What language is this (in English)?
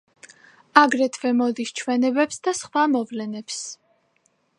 Georgian